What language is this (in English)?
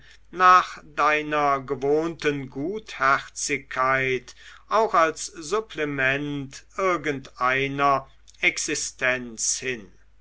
German